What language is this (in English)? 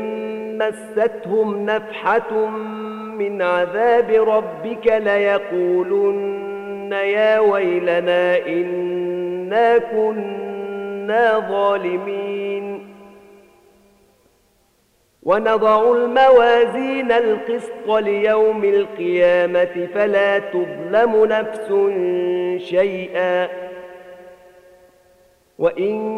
Arabic